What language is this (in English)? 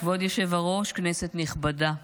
Hebrew